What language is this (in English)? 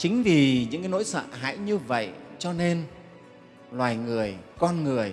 Vietnamese